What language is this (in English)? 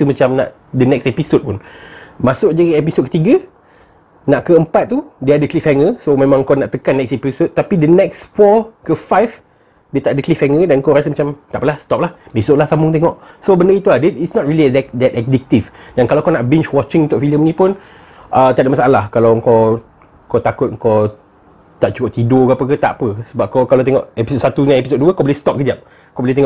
Malay